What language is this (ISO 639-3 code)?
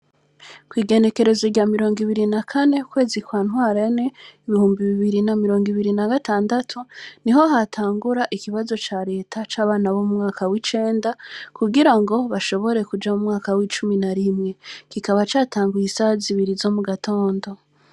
run